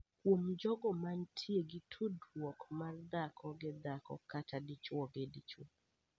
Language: Luo (Kenya and Tanzania)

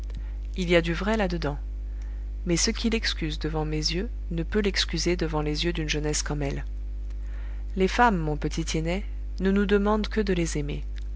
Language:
French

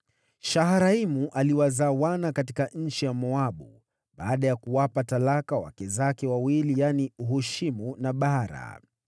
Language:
Swahili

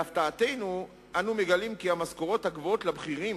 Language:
Hebrew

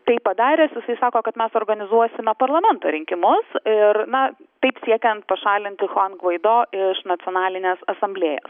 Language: Lithuanian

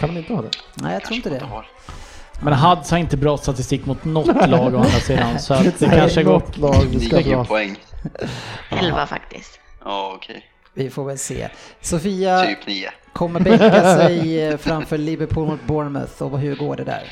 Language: Swedish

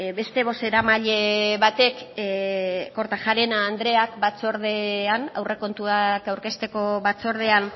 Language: Basque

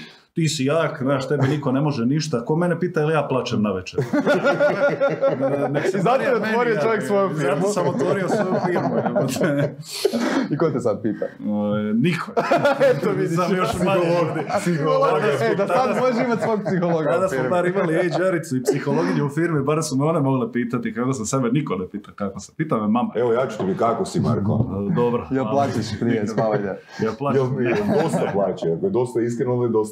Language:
Croatian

